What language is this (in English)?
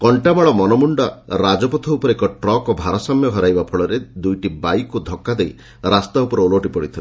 Odia